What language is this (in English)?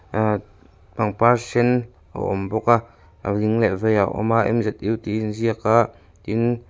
Mizo